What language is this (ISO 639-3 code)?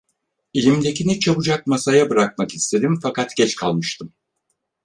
tur